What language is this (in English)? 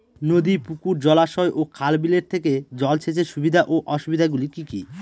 Bangla